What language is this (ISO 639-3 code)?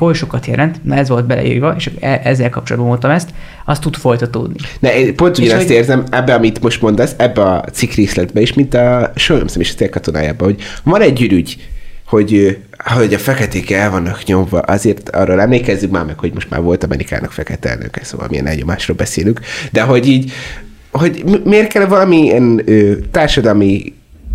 hun